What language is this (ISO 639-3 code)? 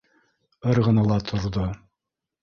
bak